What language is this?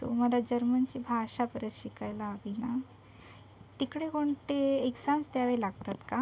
Marathi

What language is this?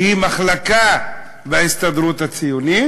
Hebrew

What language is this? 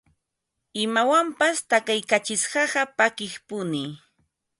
Ambo-Pasco Quechua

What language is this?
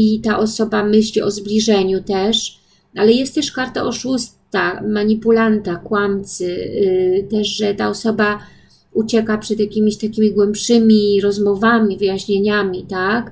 Polish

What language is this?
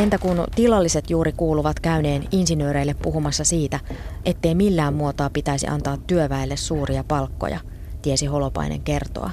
Finnish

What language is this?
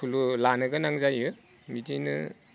Bodo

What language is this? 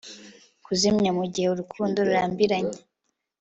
Kinyarwanda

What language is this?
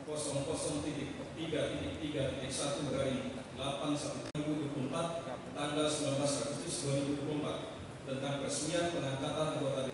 Indonesian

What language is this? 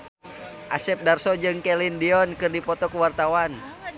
Sundanese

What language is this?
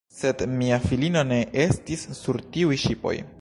Esperanto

